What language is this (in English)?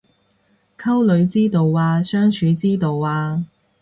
Cantonese